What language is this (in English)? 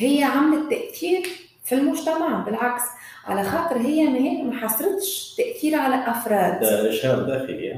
Arabic